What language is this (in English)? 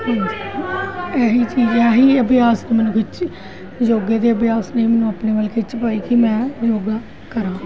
Punjabi